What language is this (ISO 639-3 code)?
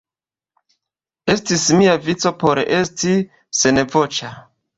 epo